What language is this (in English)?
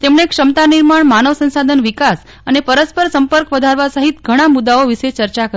Gujarati